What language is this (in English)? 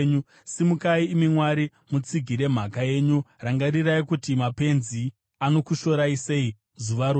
Shona